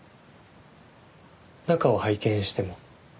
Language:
Japanese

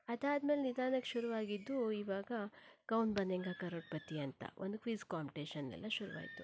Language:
Kannada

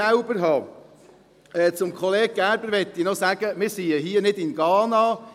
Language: Swiss German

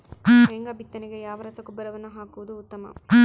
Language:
Kannada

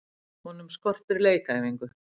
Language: Icelandic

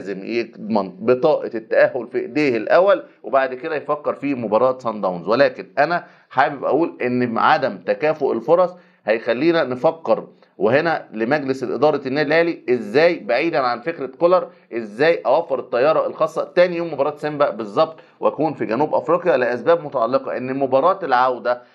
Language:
Arabic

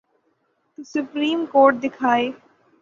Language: Urdu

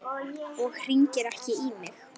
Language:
Icelandic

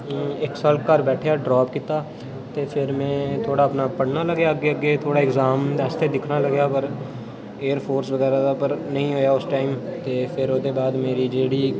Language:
Dogri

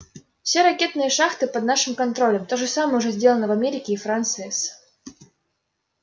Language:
Russian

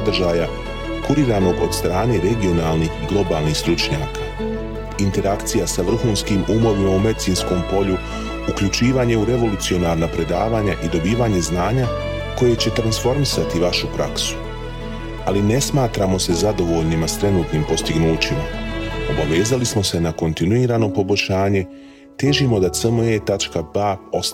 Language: Croatian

